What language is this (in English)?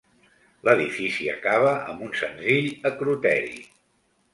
Catalan